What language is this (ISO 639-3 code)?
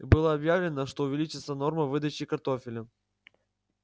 rus